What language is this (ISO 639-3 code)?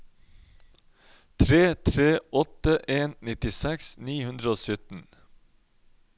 nor